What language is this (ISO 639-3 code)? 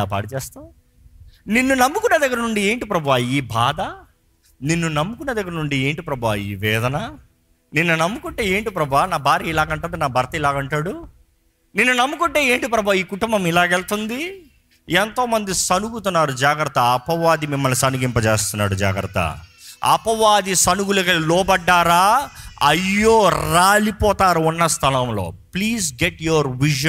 tel